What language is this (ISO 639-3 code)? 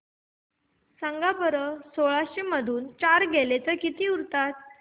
mar